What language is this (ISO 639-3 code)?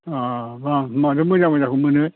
brx